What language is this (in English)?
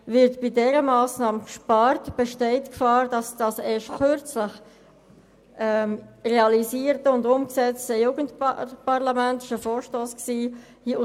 Swiss German